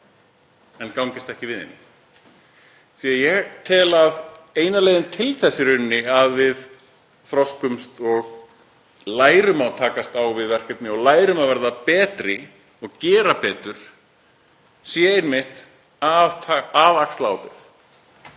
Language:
Icelandic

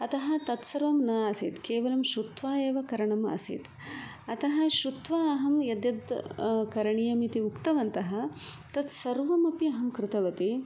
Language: Sanskrit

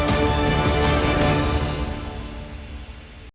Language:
Ukrainian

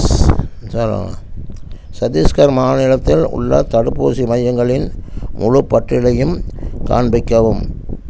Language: Tamil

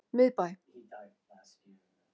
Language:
Icelandic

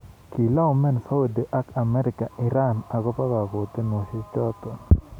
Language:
Kalenjin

